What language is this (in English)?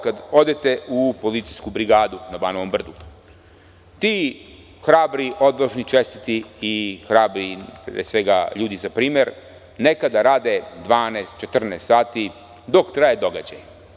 Serbian